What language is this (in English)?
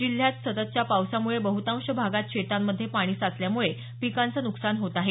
Marathi